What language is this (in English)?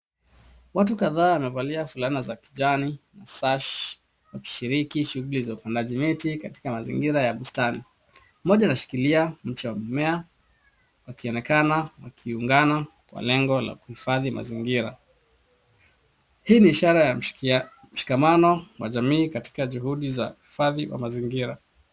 Swahili